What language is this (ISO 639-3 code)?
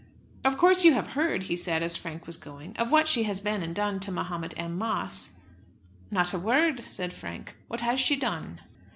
eng